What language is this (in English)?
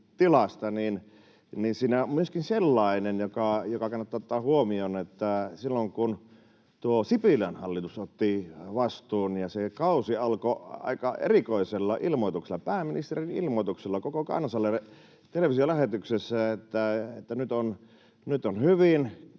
Finnish